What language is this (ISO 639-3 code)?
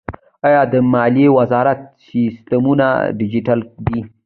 pus